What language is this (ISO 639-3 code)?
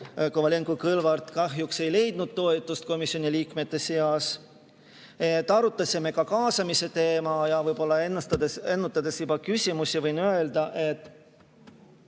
est